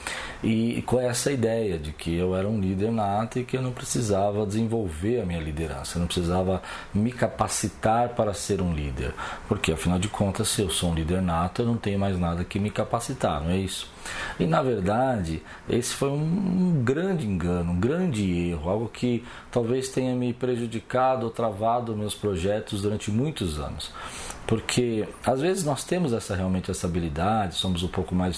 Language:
Portuguese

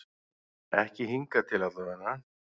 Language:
Icelandic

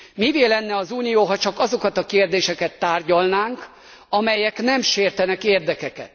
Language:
Hungarian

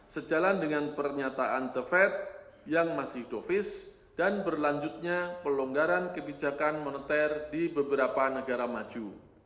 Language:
Indonesian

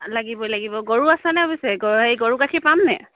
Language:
Assamese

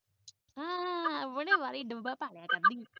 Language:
Punjabi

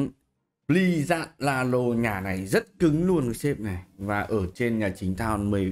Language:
Vietnamese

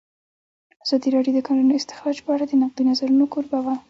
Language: Pashto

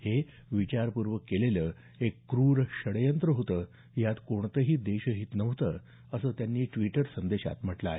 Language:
Marathi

